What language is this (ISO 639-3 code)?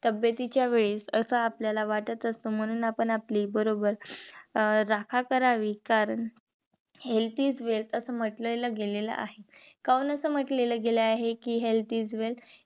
mar